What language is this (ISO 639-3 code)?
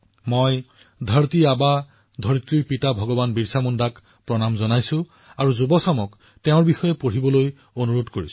asm